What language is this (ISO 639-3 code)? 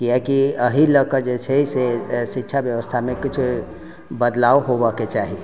mai